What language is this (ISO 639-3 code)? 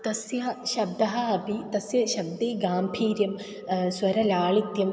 san